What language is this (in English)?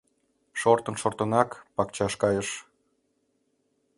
Mari